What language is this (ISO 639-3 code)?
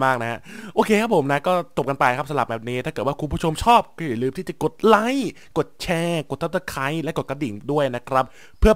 tha